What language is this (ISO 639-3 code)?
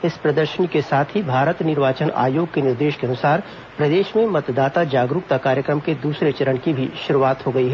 hin